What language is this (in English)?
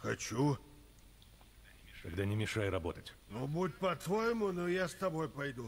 Russian